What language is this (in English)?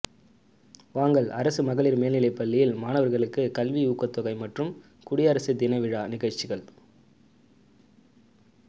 Tamil